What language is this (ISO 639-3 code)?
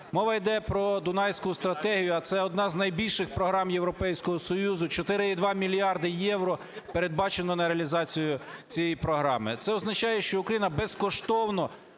ukr